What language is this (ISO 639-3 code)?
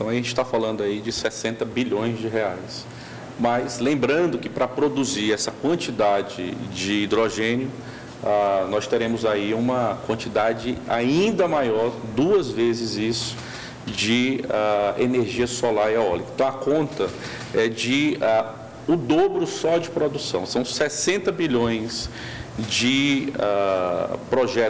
por